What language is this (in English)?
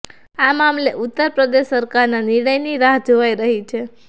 Gujarati